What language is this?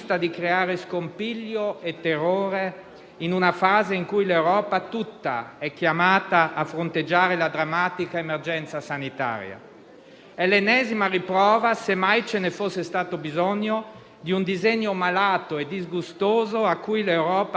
Italian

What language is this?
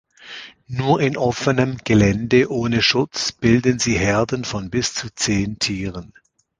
German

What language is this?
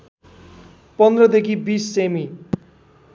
Nepali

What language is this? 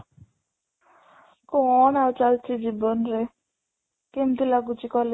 Odia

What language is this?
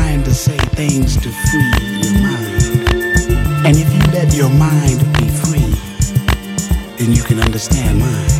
English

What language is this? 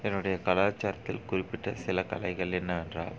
Tamil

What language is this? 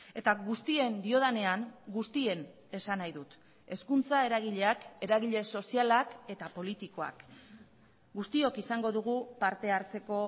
Basque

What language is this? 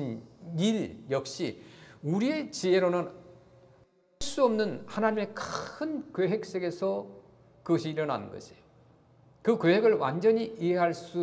Korean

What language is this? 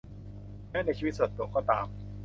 Thai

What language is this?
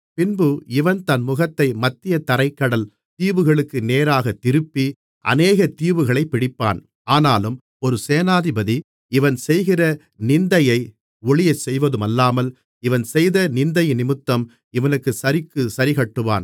Tamil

